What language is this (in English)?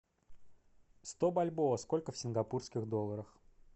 Russian